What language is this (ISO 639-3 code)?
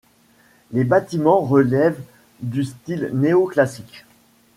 fra